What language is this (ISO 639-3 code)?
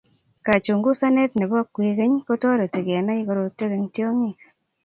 kln